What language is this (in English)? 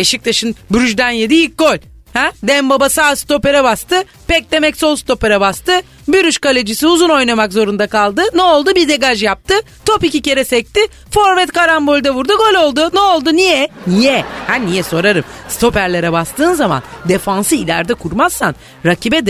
Turkish